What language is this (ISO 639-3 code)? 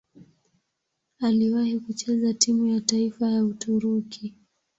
swa